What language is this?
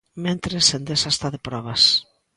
Galician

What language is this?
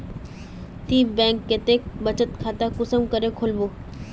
Magahi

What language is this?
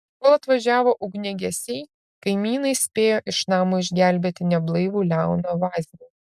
Lithuanian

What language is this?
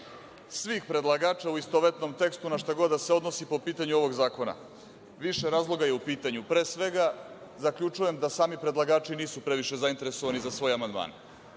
Serbian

